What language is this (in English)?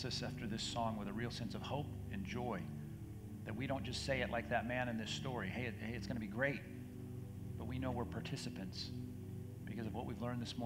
English